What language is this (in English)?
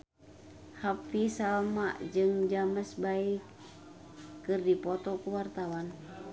Sundanese